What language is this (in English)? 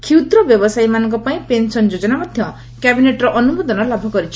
Odia